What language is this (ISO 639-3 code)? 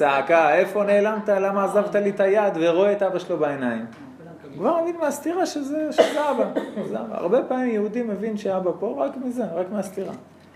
heb